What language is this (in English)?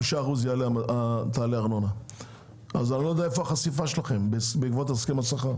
Hebrew